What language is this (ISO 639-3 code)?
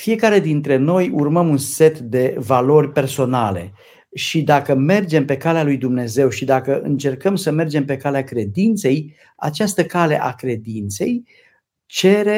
ron